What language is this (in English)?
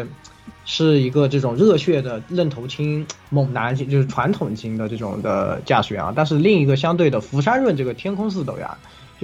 Chinese